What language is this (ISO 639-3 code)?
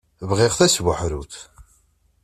kab